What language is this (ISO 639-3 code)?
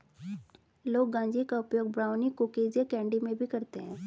hin